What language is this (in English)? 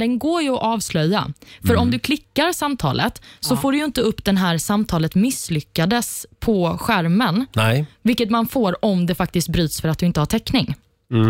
Swedish